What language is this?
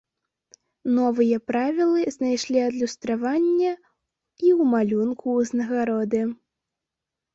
Belarusian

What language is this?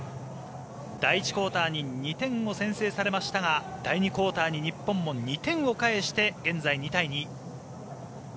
Japanese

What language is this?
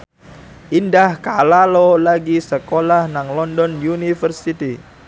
Javanese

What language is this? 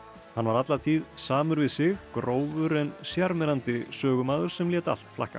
Icelandic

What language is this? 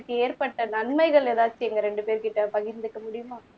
Tamil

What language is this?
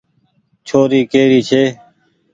Goaria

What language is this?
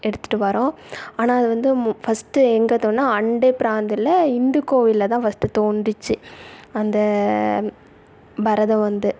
Tamil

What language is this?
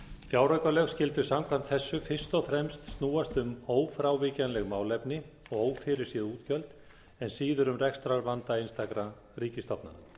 Icelandic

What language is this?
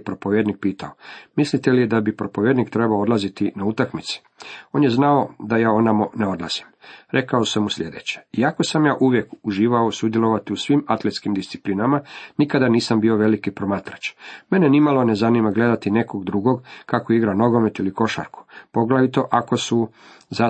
Croatian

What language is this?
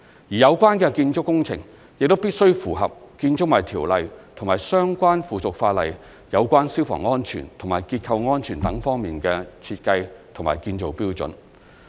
Cantonese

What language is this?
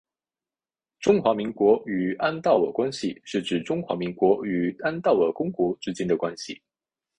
Chinese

